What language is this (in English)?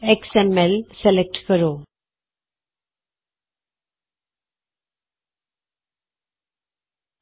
Punjabi